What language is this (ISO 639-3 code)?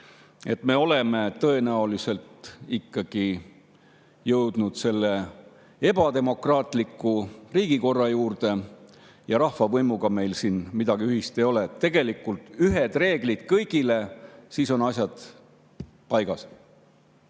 est